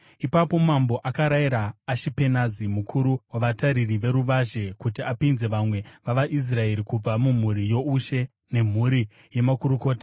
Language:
Shona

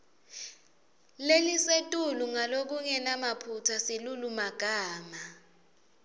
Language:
Swati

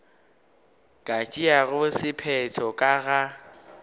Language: Northern Sotho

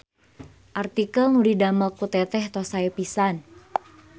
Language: Sundanese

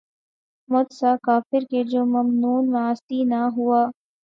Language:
Urdu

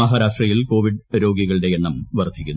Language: Malayalam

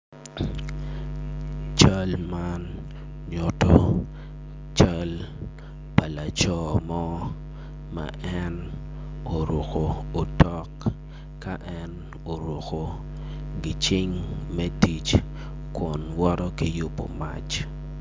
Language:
Acoli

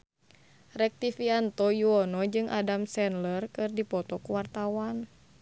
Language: Sundanese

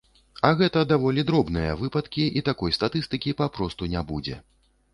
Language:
Belarusian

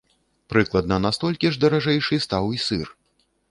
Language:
Belarusian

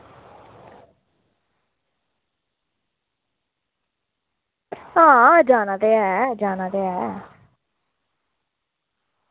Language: Dogri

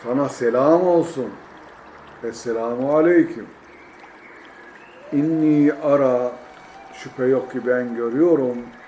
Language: Turkish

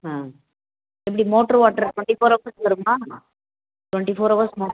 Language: Tamil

